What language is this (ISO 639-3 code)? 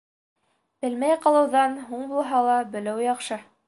bak